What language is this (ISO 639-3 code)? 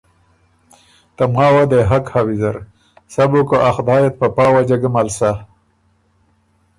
oru